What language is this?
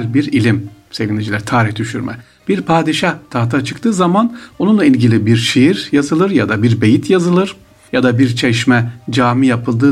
Turkish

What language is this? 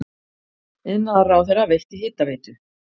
Icelandic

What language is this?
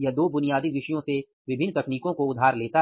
Hindi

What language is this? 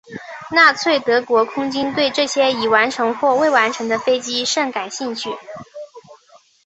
Chinese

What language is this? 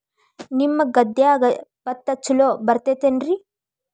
Kannada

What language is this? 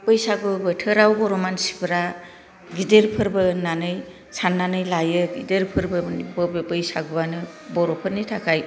Bodo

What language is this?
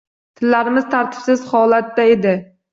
Uzbek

